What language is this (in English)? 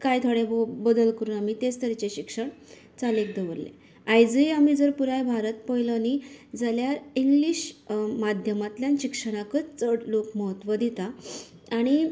Konkani